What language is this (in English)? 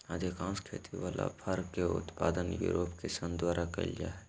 Magahi